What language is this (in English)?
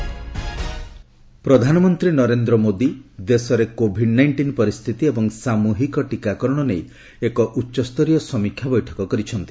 Odia